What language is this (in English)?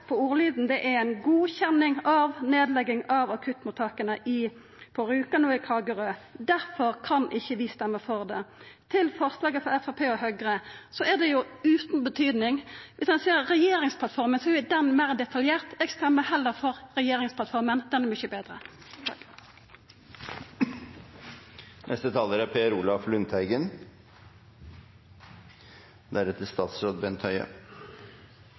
Norwegian